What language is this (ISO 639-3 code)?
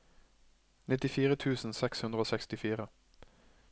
nor